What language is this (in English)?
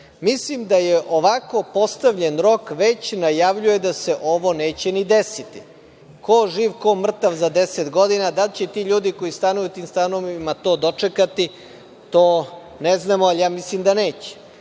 Serbian